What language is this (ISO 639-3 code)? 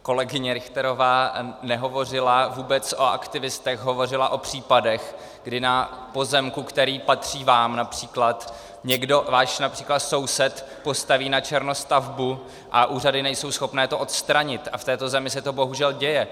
ces